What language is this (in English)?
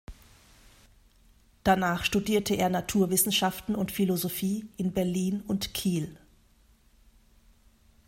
German